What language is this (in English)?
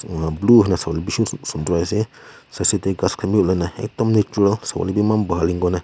Naga Pidgin